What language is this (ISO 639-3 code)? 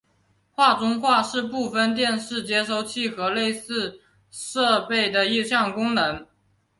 zho